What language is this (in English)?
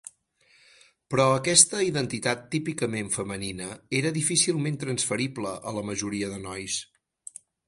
Catalan